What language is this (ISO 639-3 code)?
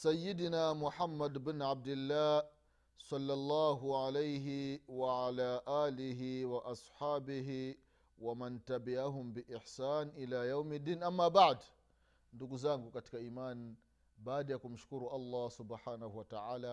swa